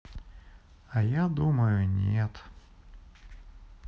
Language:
Russian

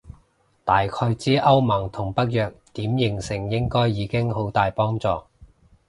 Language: Cantonese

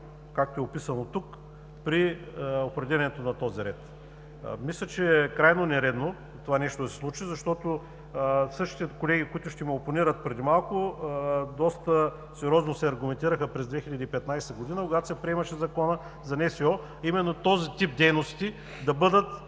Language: Bulgarian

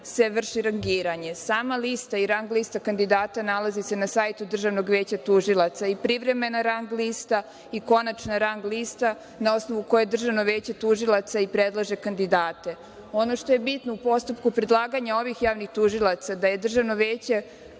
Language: Serbian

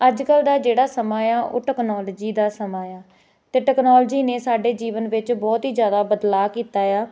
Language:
Punjabi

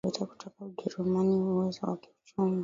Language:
Swahili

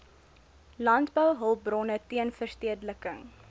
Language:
Afrikaans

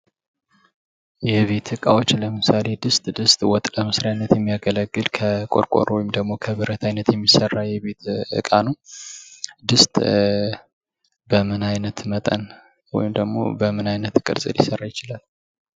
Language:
Amharic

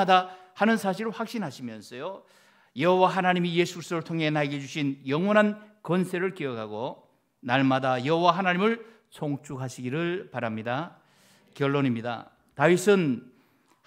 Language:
Korean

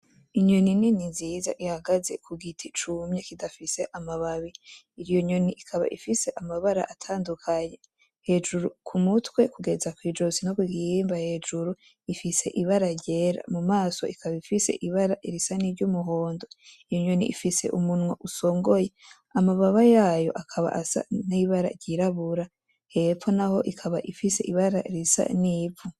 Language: Rundi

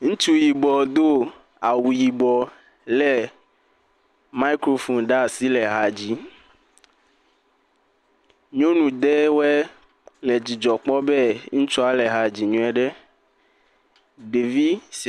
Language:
Ewe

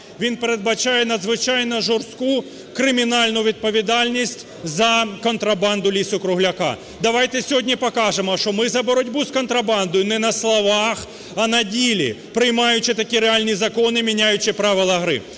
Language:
Ukrainian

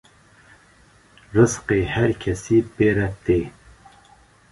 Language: Kurdish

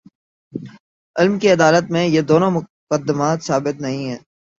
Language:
Urdu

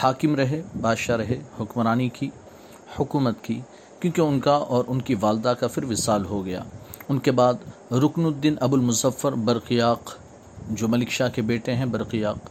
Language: Urdu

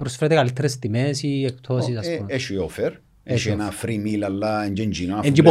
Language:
Greek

